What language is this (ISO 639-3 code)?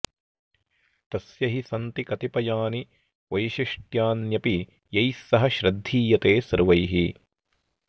san